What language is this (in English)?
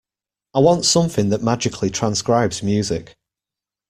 English